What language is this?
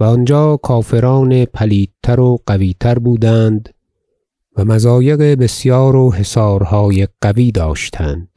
Persian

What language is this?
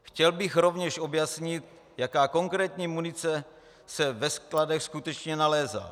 Czech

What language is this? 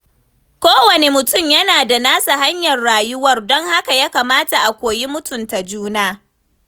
Hausa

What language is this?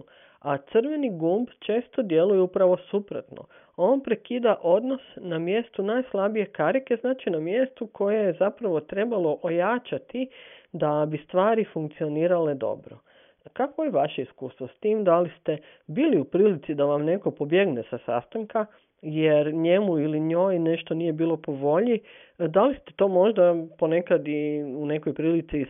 Croatian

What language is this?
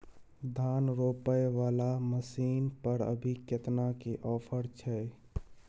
Maithili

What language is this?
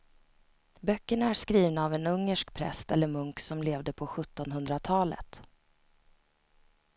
Swedish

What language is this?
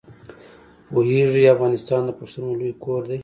Pashto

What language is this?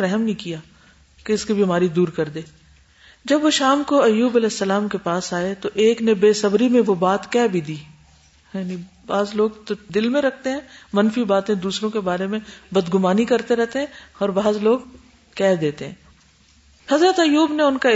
Urdu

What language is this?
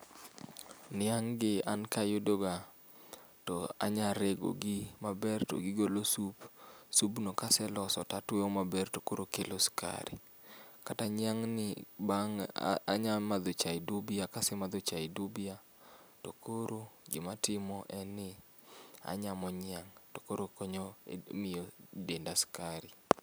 Luo (Kenya and Tanzania)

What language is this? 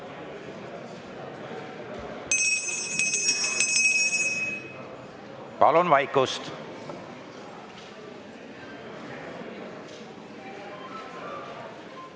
Estonian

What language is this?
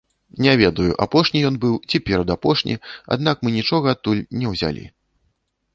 Belarusian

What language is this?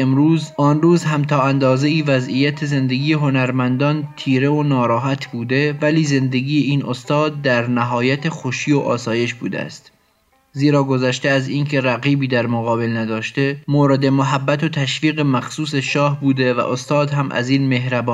Persian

